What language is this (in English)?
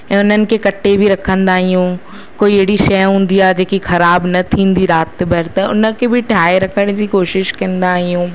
Sindhi